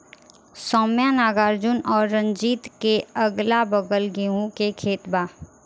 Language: Bhojpuri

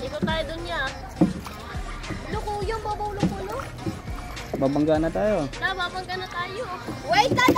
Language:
Arabic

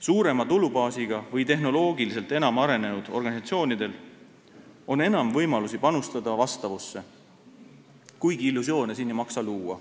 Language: Estonian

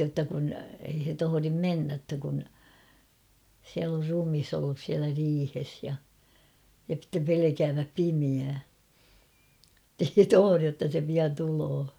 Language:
Finnish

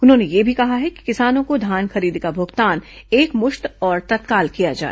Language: Hindi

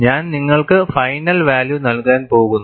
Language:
Malayalam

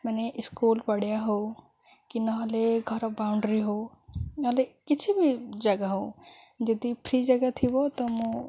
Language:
Odia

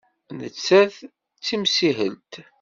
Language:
Kabyle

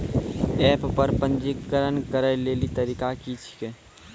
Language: Maithili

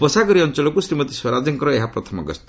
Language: Odia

